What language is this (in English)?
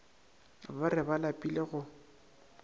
Northern Sotho